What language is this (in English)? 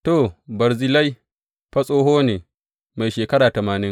Hausa